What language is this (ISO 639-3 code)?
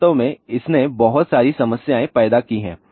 hin